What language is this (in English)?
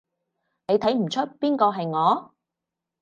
Cantonese